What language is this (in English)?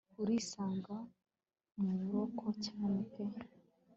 Kinyarwanda